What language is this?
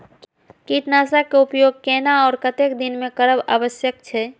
Maithili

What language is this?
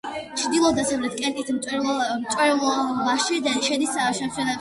Georgian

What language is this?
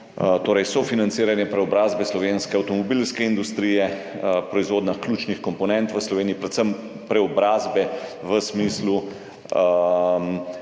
Slovenian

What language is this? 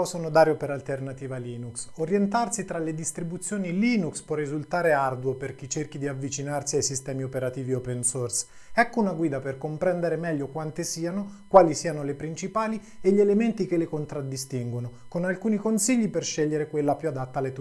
Italian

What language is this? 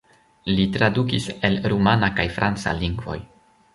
Esperanto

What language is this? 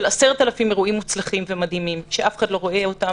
Hebrew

